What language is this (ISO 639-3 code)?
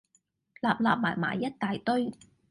yue